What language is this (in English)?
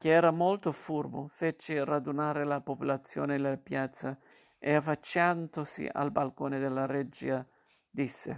Italian